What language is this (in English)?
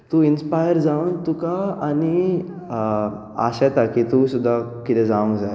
Konkani